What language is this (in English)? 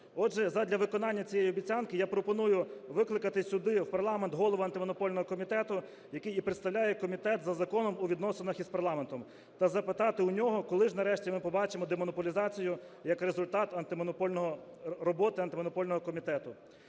Ukrainian